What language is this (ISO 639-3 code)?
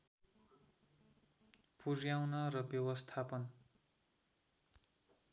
nep